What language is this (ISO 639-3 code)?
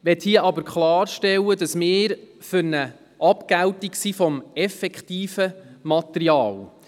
gsw